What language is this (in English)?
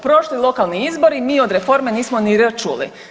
Croatian